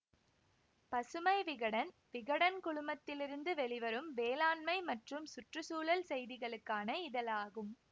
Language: Tamil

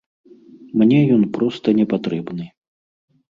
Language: Belarusian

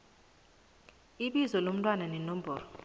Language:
South Ndebele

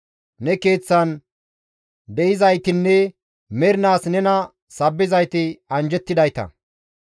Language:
Gamo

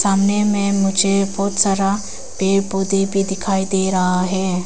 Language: Hindi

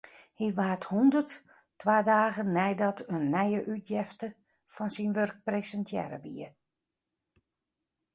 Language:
Western Frisian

